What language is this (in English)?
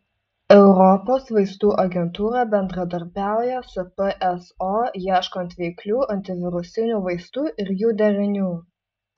Lithuanian